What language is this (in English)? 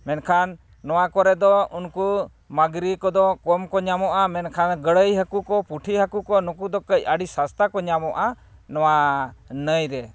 Santali